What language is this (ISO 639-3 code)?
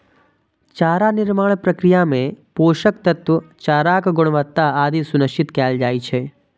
mai